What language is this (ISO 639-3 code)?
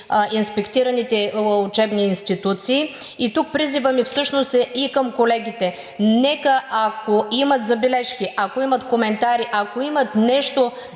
bul